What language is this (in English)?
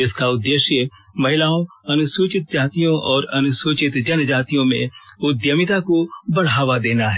Hindi